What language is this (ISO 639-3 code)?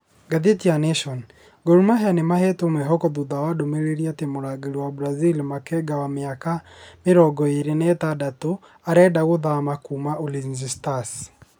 kik